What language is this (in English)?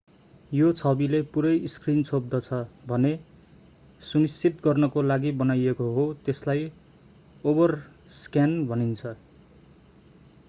Nepali